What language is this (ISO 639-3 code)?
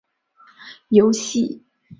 zho